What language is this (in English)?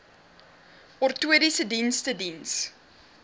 Afrikaans